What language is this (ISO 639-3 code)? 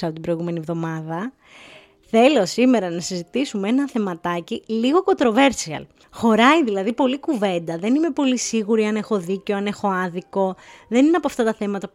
ell